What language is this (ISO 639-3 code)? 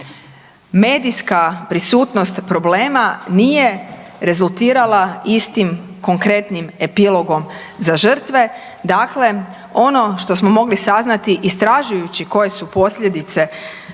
hrv